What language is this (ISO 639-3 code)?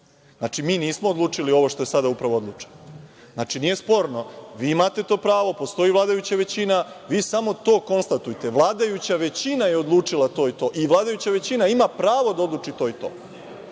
srp